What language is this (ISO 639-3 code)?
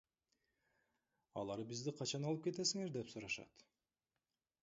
kir